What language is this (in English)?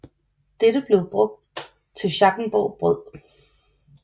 Danish